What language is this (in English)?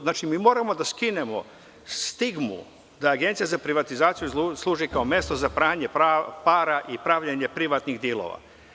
Serbian